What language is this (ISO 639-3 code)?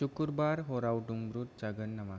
brx